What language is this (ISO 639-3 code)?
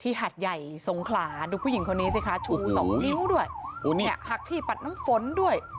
tha